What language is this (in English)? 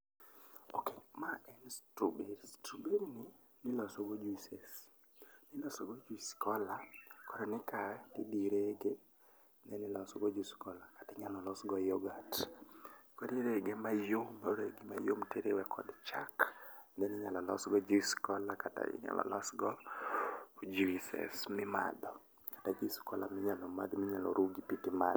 Luo (Kenya and Tanzania)